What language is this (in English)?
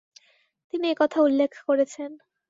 Bangla